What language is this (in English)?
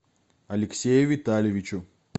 Russian